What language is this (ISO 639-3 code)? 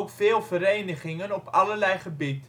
nld